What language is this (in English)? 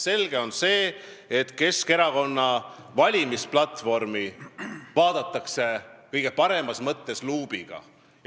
Estonian